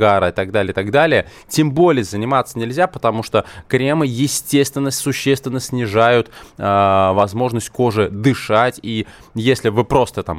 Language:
Russian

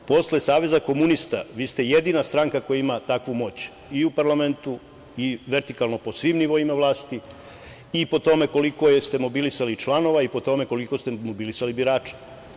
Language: Serbian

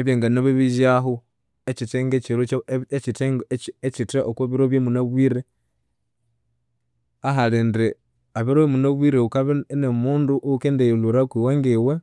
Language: Konzo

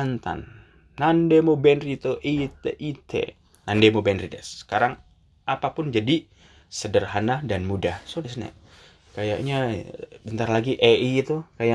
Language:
Indonesian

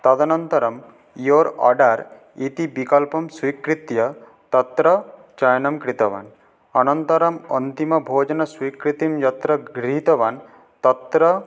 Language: Sanskrit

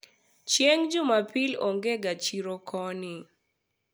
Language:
Luo (Kenya and Tanzania)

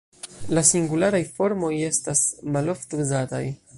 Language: Esperanto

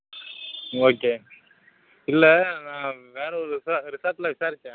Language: Tamil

